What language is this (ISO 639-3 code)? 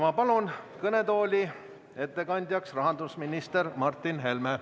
est